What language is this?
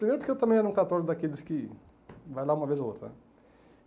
Portuguese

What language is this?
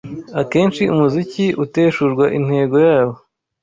Kinyarwanda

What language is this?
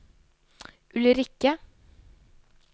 Norwegian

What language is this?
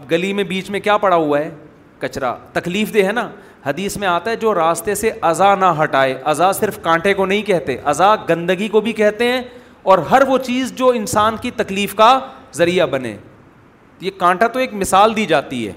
Urdu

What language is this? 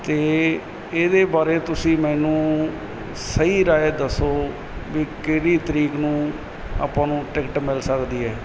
Punjabi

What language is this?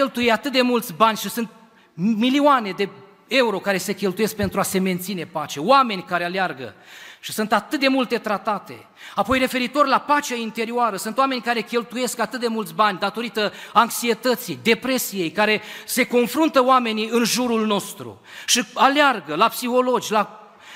Romanian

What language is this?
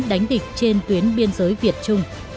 Vietnamese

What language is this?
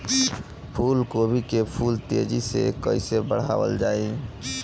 Bhojpuri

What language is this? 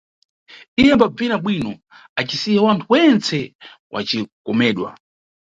Nyungwe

